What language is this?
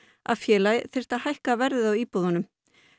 Icelandic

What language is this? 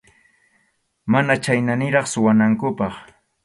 Arequipa-La Unión Quechua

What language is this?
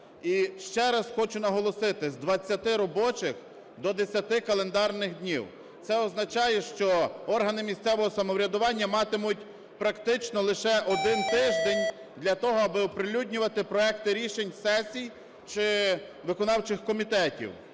Ukrainian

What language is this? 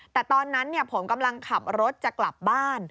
Thai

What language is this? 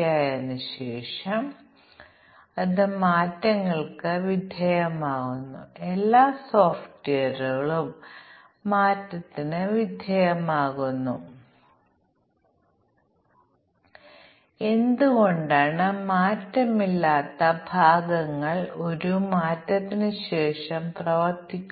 Malayalam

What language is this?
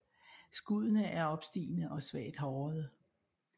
Danish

